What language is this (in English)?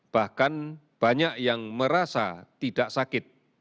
Indonesian